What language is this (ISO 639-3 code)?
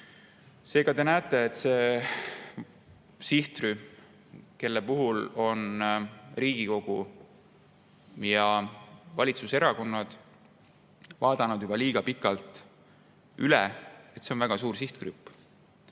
est